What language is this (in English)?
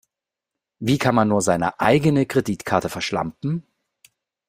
German